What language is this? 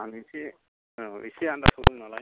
Bodo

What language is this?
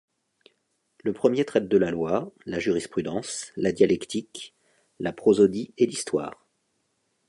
French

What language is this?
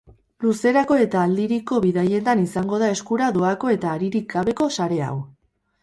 Basque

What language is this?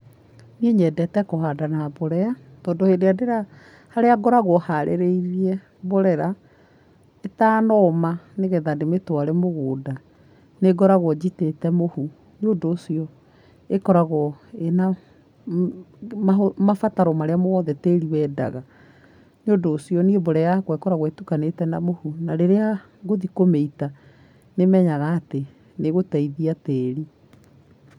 Kikuyu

